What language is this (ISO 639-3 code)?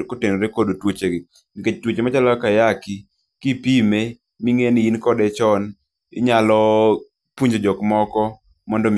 luo